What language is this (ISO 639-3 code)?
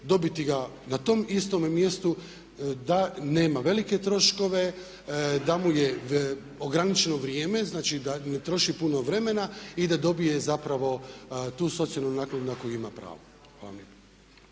hrv